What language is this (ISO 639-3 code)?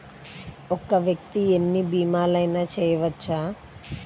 tel